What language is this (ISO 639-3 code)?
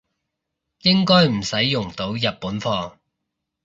yue